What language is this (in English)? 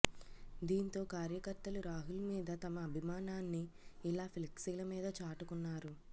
Telugu